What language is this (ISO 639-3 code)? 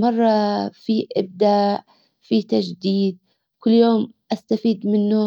acw